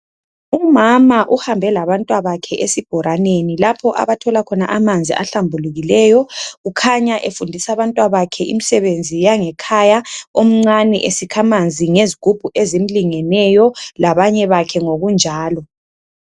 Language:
North Ndebele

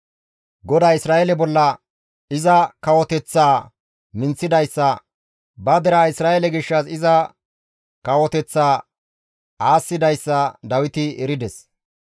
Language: Gamo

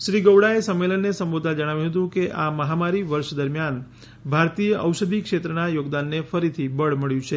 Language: Gujarati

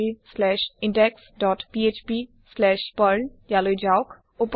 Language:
Assamese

